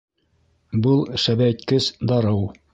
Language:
Bashkir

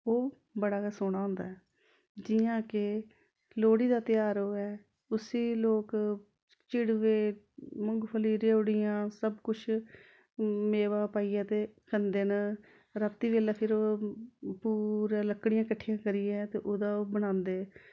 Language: Dogri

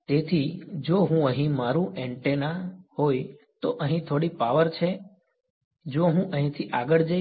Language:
Gujarati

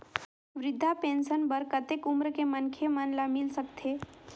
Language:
Chhattisgarhi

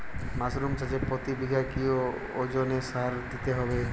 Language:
Bangla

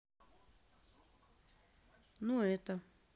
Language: Russian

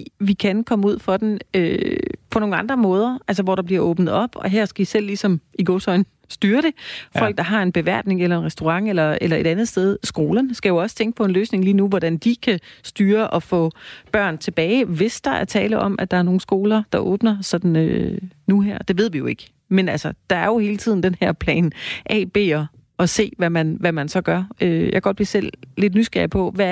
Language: Danish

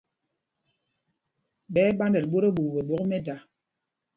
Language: Mpumpong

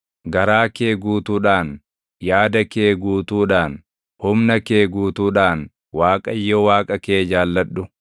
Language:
Oromo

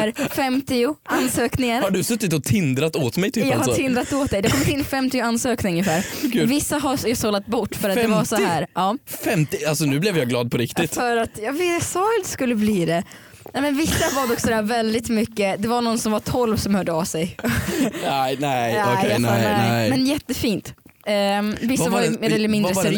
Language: Swedish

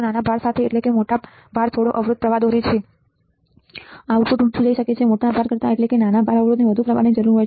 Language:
Gujarati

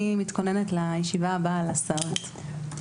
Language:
Hebrew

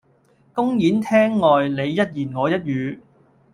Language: Cantonese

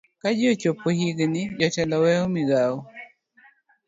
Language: Luo (Kenya and Tanzania)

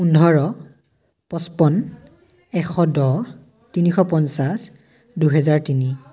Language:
Assamese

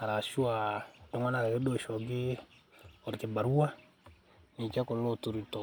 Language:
Masai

